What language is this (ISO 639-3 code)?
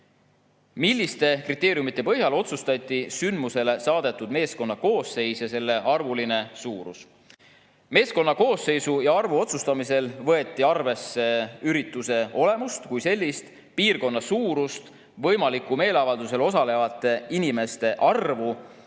est